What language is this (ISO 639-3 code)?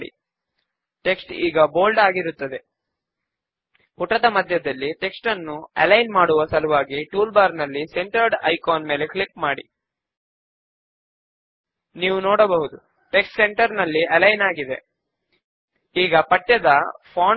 tel